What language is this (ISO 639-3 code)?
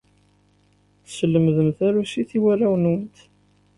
kab